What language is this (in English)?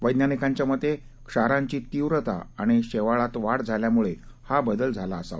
Marathi